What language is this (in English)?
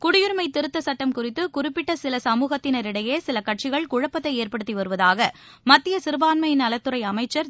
Tamil